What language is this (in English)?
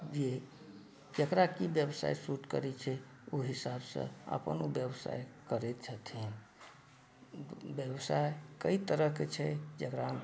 Maithili